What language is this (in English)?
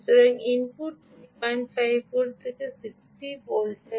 Bangla